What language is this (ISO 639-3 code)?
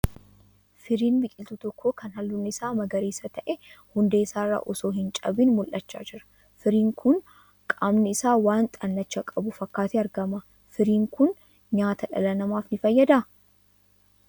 orm